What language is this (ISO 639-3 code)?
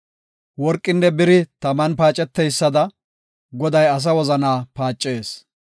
gof